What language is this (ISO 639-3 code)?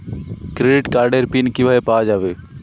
ben